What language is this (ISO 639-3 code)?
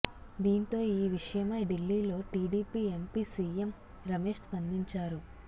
tel